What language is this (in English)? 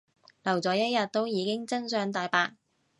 Cantonese